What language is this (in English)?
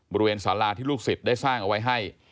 Thai